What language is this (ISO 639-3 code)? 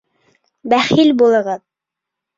bak